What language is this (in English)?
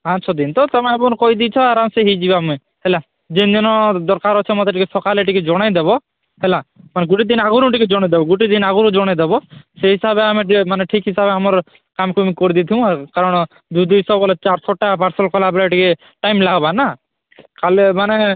Odia